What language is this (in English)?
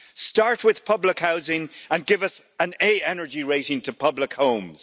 English